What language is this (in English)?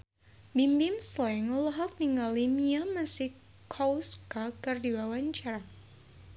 Sundanese